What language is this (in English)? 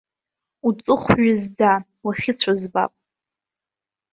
Abkhazian